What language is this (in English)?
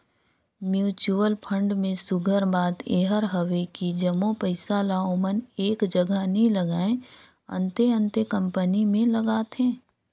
Chhattisgarhi